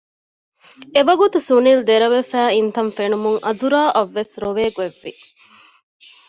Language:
Divehi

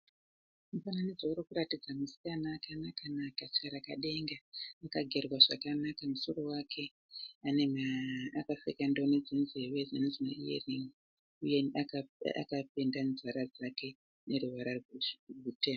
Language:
Shona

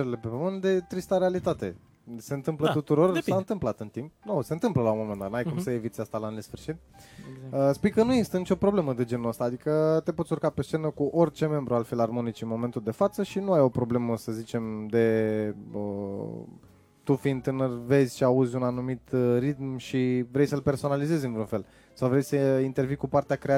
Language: Romanian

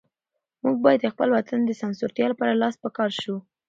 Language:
Pashto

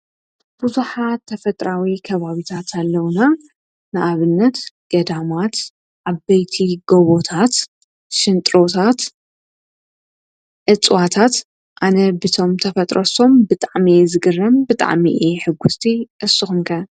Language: Tigrinya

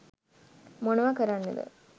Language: Sinhala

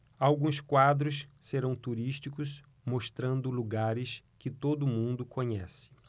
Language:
Portuguese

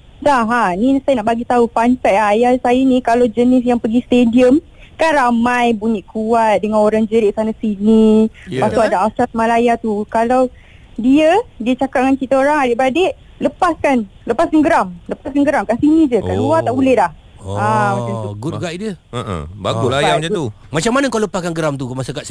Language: Malay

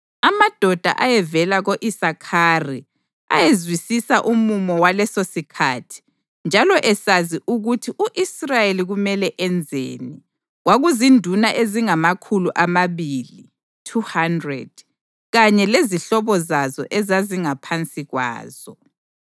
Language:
North Ndebele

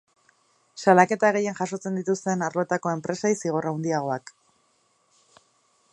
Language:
Basque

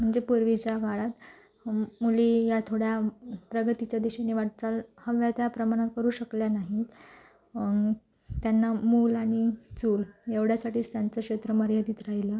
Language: Marathi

